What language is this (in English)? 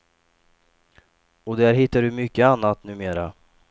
Swedish